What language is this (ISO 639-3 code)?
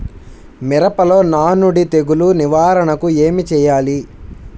tel